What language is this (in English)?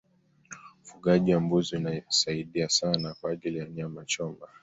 Swahili